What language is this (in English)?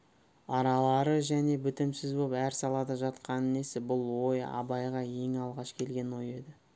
Kazakh